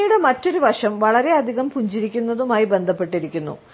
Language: Malayalam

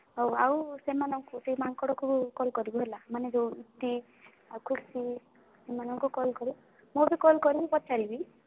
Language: Odia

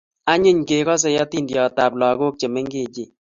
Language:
Kalenjin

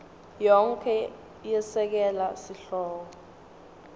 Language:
Swati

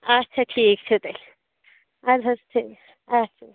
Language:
Kashmiri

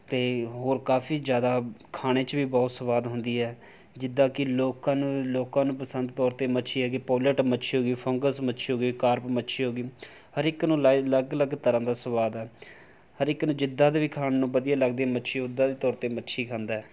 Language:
Punjabi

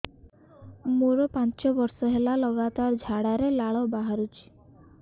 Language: Odia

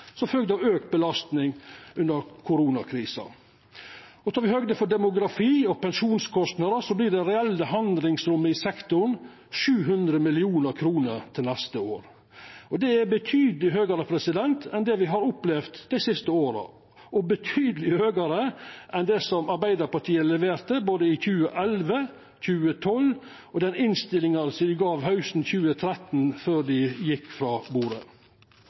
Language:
Norwegian Nynorsk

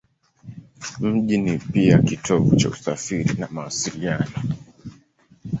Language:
Swahili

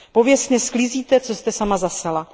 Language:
Czech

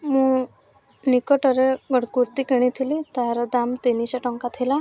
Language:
Odia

